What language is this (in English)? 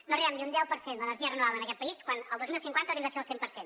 Catalan